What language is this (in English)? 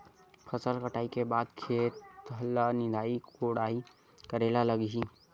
Chhattisgarhi